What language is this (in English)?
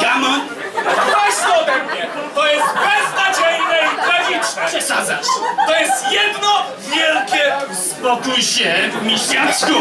Polish